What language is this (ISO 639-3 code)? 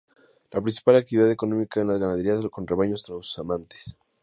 spa